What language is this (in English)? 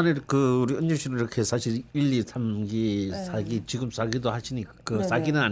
Korean